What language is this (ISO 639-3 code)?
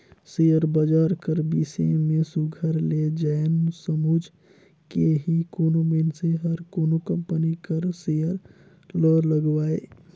hne